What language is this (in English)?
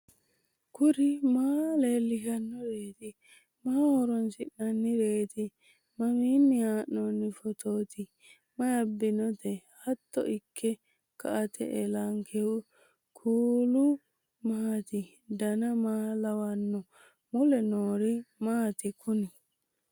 Sidamo